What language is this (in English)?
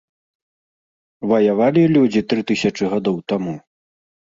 Belarusian